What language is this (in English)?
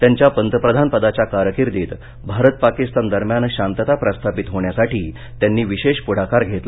Marathi